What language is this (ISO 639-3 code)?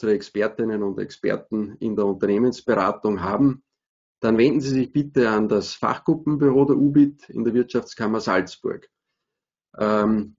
deu